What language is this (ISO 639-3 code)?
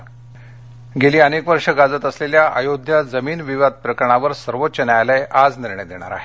mar